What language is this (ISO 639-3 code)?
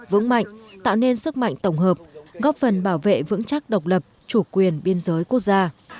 vie